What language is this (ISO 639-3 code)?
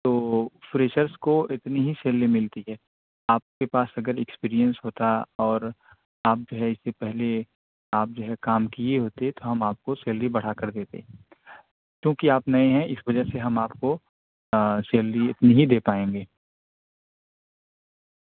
urd